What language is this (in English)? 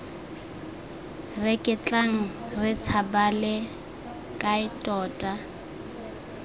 Tswana